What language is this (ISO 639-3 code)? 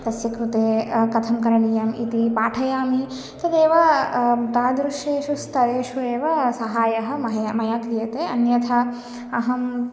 san